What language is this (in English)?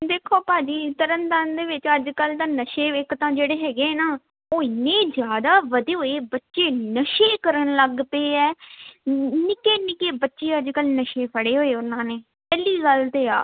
Punjabi